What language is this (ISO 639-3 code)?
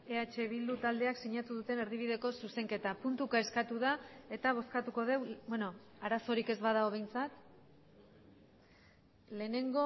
eus